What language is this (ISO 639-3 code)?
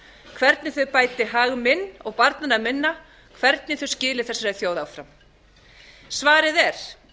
isl